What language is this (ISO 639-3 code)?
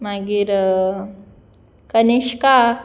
kok